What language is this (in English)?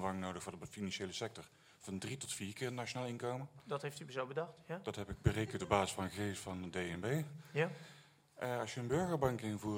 Dutch